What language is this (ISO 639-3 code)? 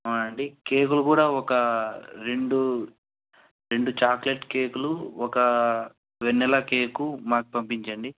tel